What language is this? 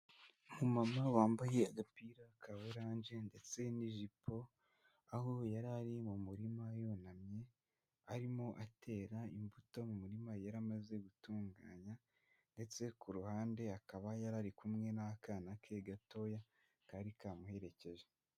Kinyarwanda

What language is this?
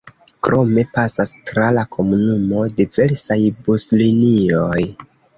Esperanto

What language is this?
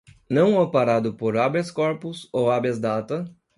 Portuguese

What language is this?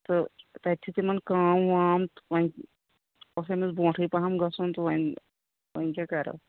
Kashmiri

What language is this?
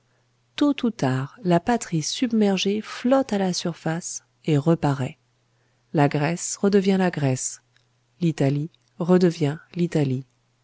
French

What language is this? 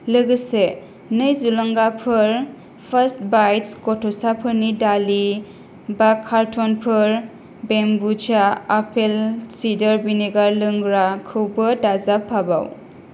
Bodo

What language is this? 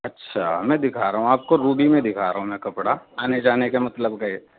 Urdu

